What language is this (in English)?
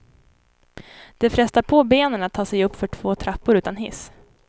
Swedish